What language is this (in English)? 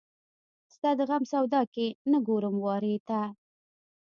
Pashto